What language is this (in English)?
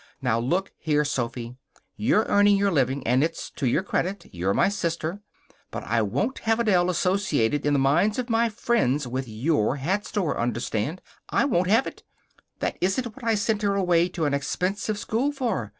English